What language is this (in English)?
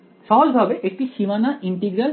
Bangla